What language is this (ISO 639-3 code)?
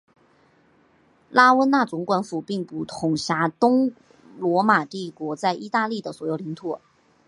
zho